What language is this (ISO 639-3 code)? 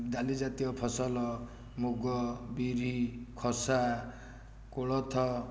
ori